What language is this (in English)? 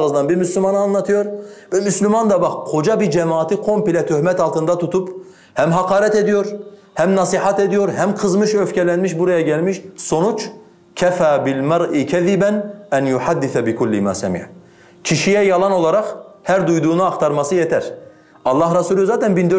Turkish